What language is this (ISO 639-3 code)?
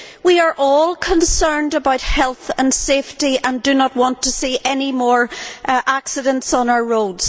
eng